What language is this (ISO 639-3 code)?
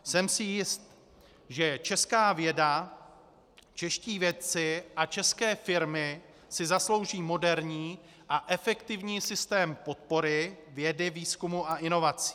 ces